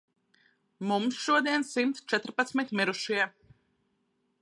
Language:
Latvian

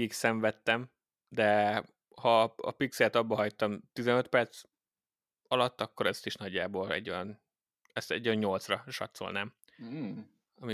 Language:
Hungarian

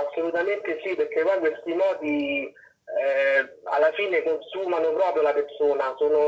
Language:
Italian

